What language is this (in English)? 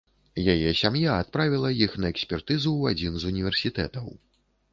Belarusian